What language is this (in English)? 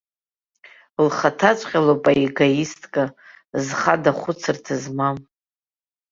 Abkhazian